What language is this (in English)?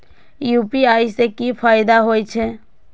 Maithili